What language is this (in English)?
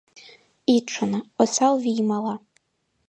Mari